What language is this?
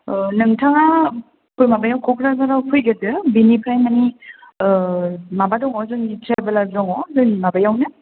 Bodo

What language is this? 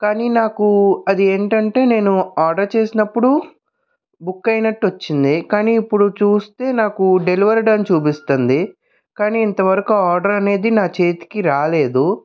Telugu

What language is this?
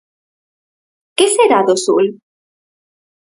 Galician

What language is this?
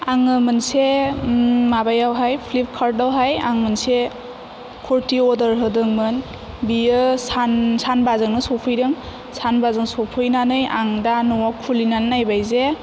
Bodo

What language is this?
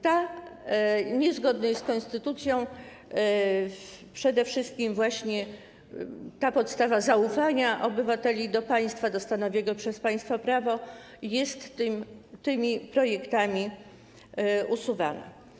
Polish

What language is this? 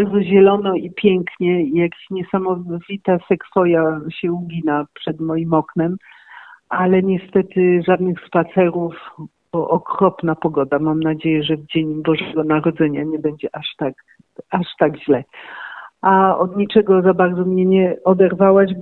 Polish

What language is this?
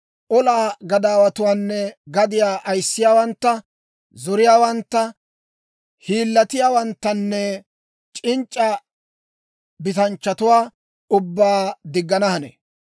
Dawro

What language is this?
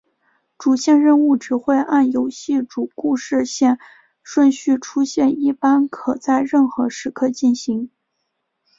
Chinese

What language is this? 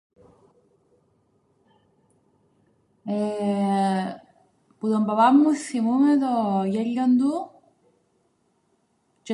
Greek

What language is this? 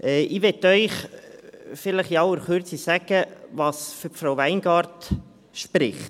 Swiss German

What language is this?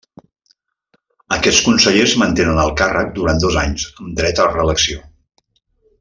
Catalan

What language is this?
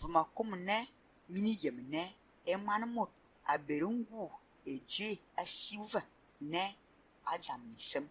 Turkish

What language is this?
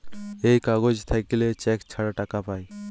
Bangla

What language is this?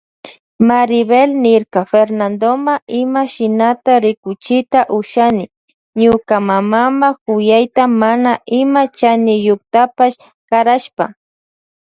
Loja Highland Quichua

